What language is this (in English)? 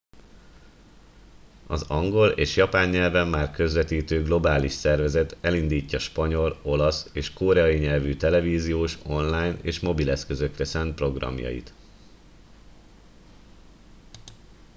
Hungarian